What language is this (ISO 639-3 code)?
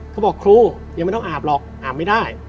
tha